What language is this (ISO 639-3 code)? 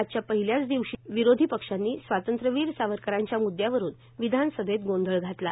mar